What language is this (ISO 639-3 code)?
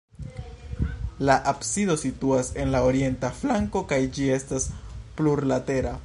epo